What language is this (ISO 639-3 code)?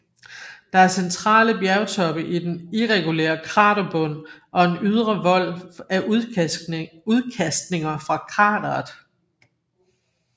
dan